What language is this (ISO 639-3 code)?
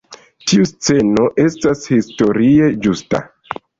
epo